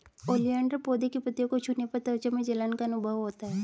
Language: Hindi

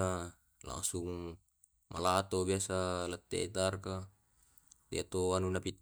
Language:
Tae'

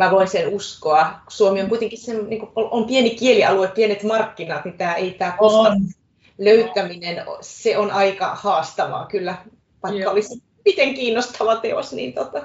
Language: Finnish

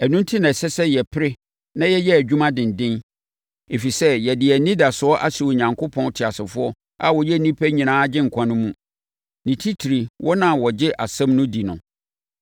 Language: Akan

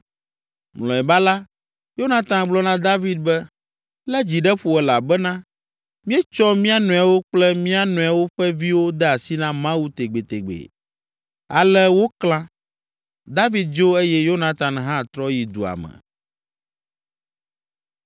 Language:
Ewe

